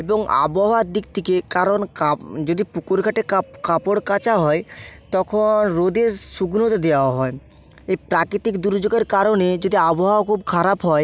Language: Bangla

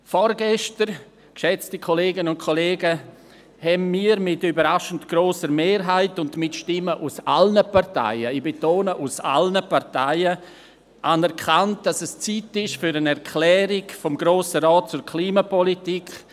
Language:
Swiss German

